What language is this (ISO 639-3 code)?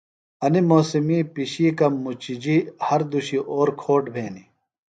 phl